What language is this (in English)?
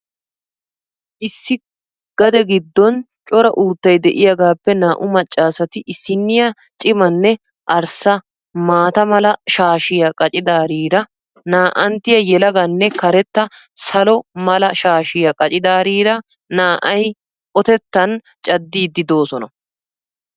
Wolaytta